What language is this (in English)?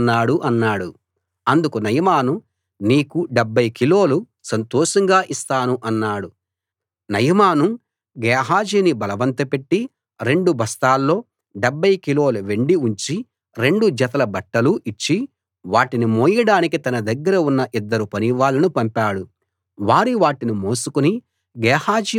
Telugu